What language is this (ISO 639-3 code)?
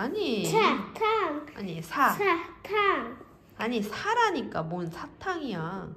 kor